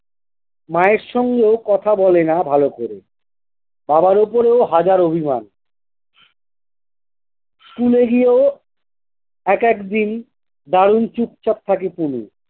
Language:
Bangla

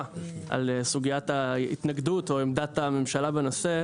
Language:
Hebrew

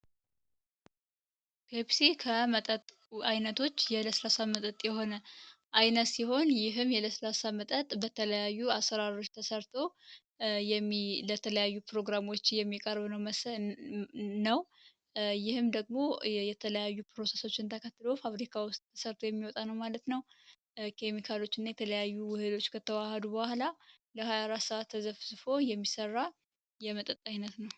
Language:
Amharic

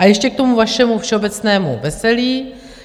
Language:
Czech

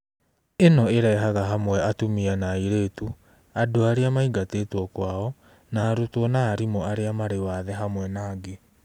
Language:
Kikuyu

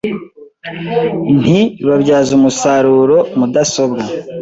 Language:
Kinyarwanda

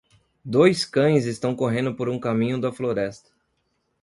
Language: Portuguese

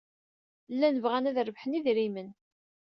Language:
Kabyle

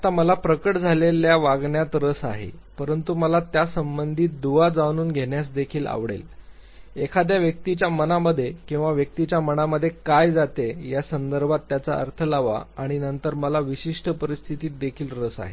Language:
Marathi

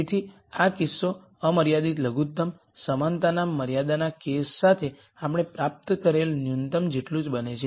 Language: Gujarati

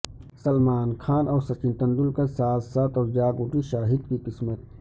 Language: Urdu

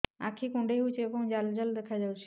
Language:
Odia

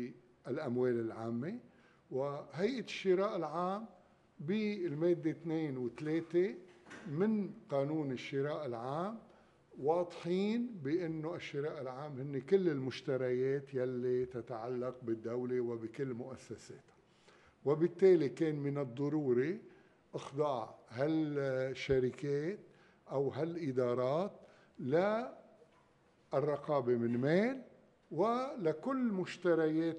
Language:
Arabic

